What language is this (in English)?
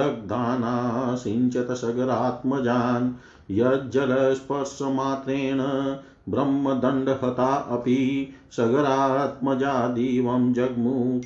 Hindi